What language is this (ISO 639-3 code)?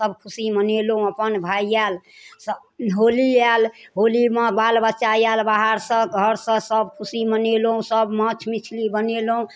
mai